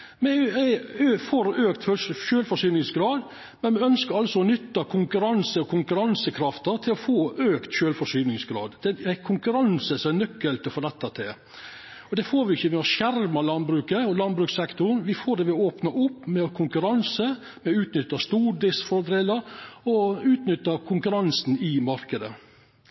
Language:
Norwegian Nynorsk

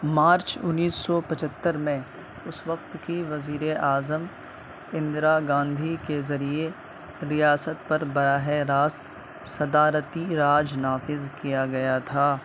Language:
Urdu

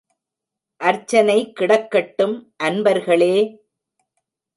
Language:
Tamil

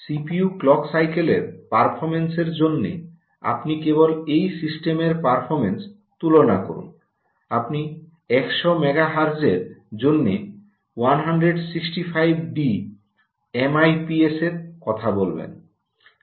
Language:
Bangla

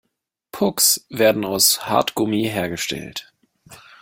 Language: German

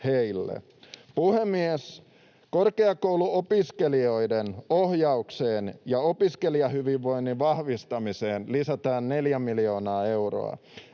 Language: Finnish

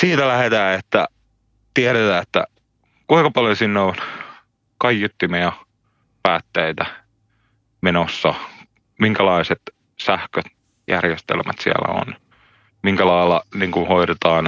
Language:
Finnish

